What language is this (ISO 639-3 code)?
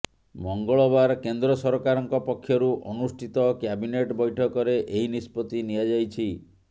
ori